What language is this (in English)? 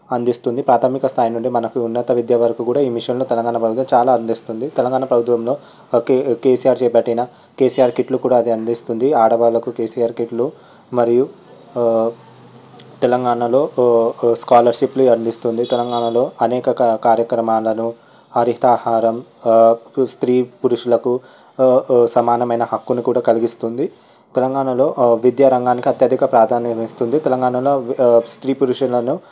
Telugu